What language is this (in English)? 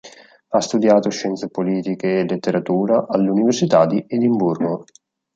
Italian